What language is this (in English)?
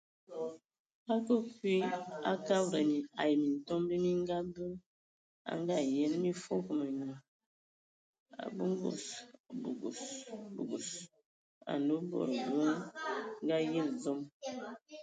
Ewondo